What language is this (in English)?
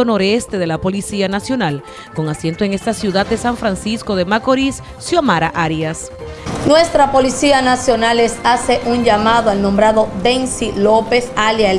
Spanish